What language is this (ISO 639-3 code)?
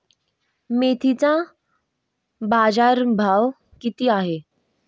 mar